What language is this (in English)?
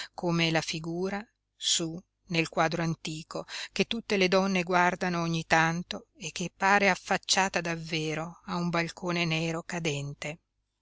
Italian